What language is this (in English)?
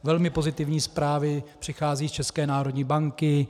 Czech